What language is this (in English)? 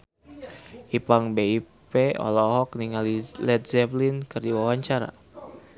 Sundanese